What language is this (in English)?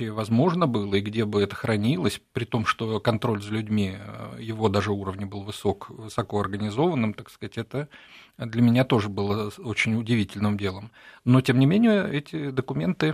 Russian